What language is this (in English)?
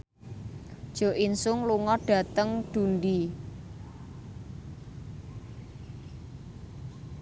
Javanese